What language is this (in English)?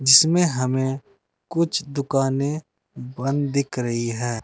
Hindi